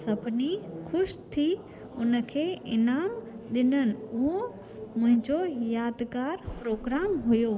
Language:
Sindhi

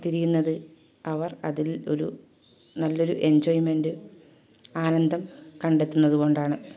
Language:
Malayalam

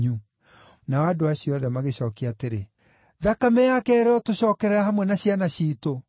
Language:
Kikuyu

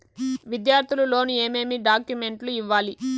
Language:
Telugu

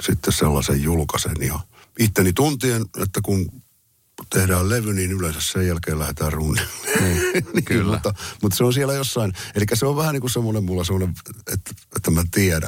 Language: Finnish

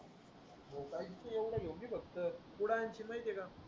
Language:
Marathi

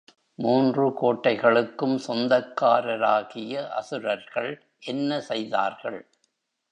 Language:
Tamil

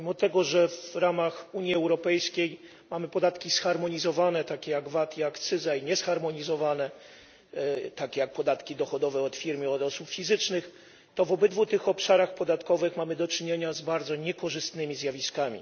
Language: Polish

